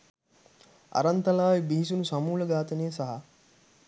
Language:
Sinhala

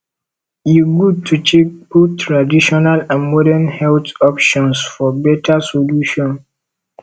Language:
Nigerian Pidgin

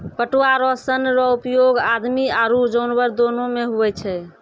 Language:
Maithili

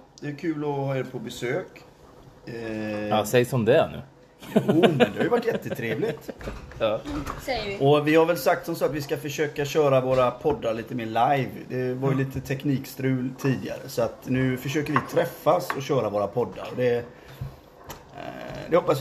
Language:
Swedish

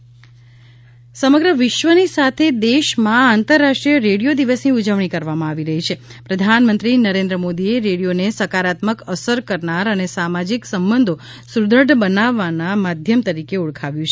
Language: Gujarati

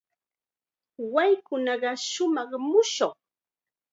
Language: Chiquián Ancash Quechua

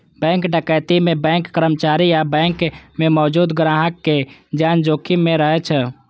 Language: Maithili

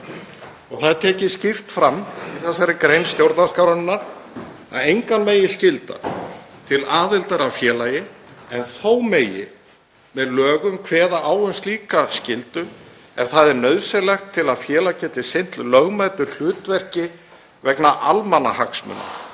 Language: Icelandic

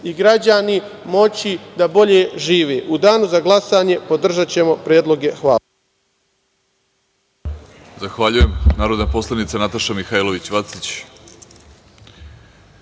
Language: Serbian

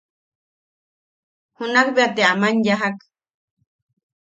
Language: Yaqui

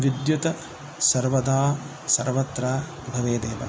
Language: Sanskrit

